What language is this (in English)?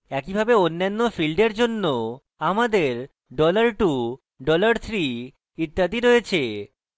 Bangla